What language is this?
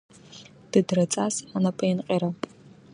Abkhazian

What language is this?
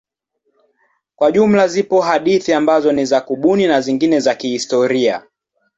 Swahili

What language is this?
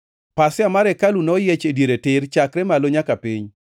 Luo (Kenya and Tanzania)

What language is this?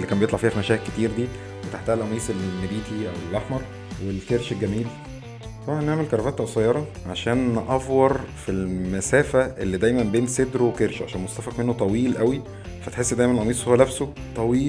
Arabic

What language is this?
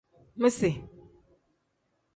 Tem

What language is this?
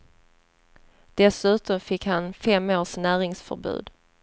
Swedish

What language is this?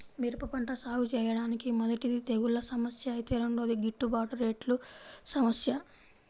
Telugu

